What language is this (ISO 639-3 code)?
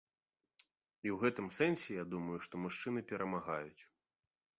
bel